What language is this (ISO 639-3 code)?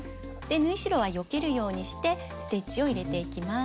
jpn